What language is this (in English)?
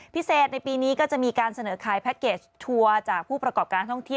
Thai